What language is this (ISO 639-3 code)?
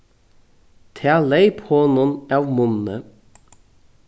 fao